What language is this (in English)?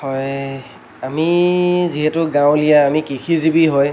Assamese